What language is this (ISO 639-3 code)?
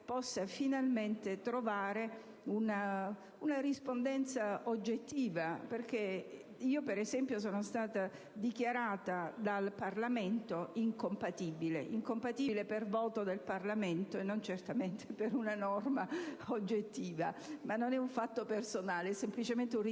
ita